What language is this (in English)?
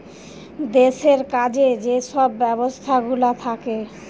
Bangla